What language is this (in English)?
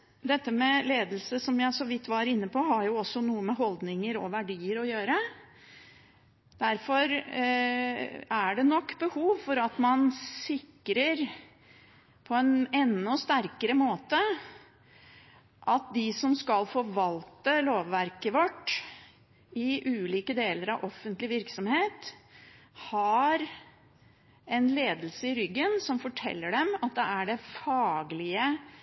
Norwegian Bokmål